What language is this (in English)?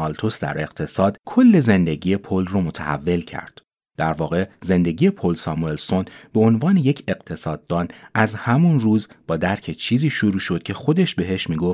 Persian